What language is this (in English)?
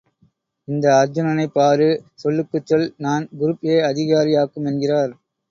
Tamil